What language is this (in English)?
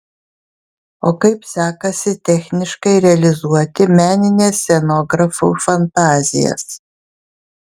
Lithuanian